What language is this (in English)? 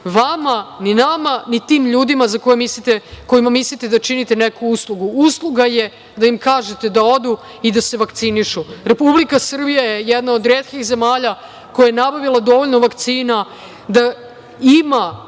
Serbian